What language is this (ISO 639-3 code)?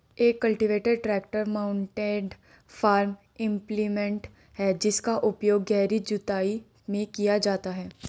hin